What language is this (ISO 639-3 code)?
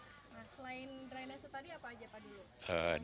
ind